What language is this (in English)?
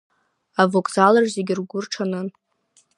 Abkhazian